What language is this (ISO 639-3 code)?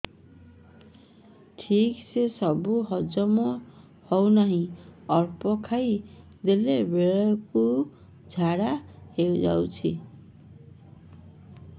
ori